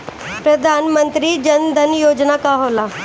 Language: Bhojpuri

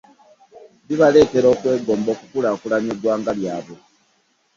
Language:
Ganda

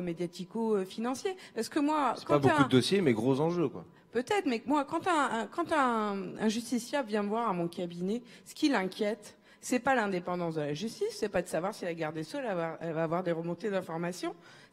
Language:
French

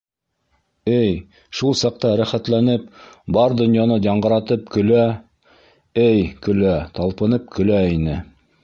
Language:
Bashkir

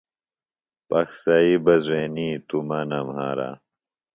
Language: Phalura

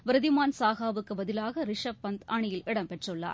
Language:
Tamil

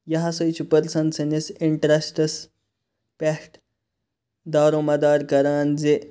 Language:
Kashmiri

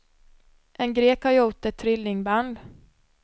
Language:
Swedish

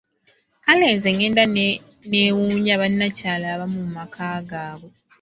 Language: Ganda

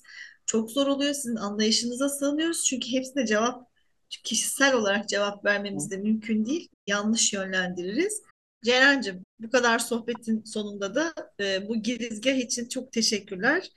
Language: Turkish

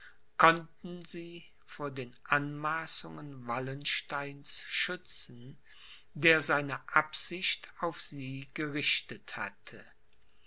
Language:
German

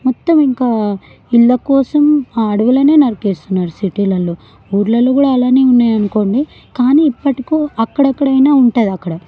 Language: Telugu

